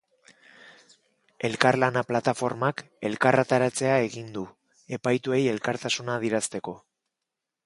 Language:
Basque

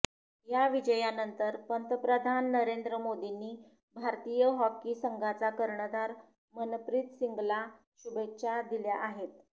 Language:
Marathi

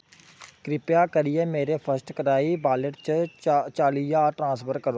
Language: Dogri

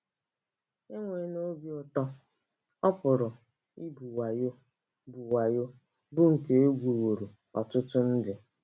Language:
Igbo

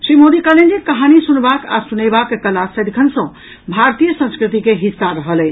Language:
Maithili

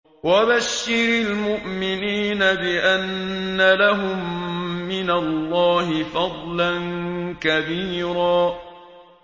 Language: Arabic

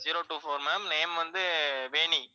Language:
Tamil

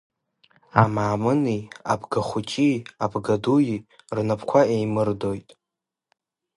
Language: Abkhazian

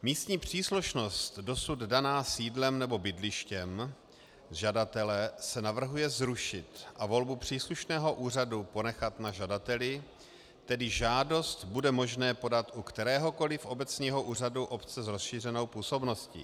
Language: Czech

